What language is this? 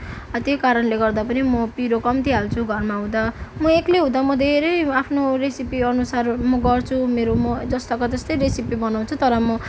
Nepali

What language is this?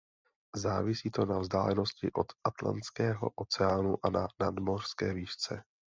Czech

